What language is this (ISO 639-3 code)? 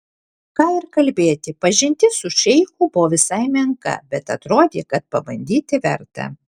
lit